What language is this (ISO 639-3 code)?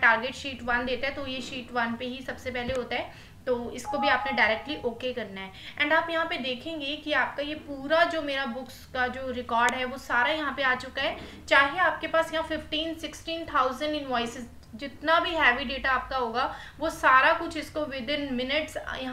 hin